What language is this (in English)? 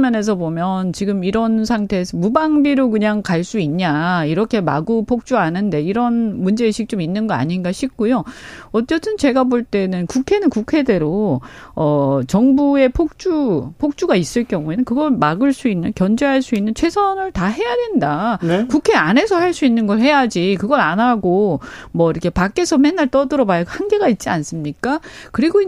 Korean